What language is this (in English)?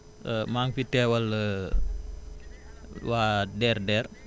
Wolof